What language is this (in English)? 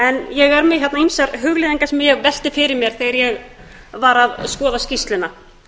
Icelandic